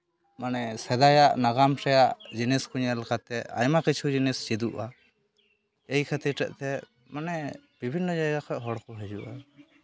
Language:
Santali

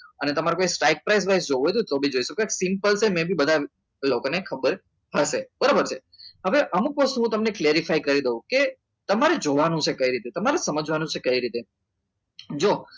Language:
Gujarati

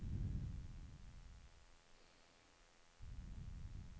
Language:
Swedish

